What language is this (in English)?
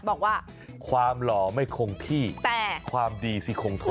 Thai